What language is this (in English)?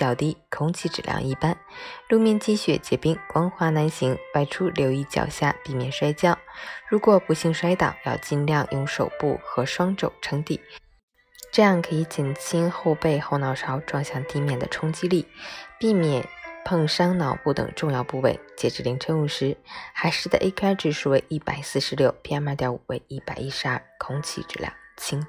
Chinese